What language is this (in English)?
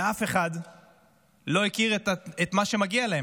Hebrew